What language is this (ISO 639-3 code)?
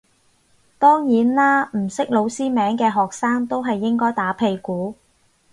yue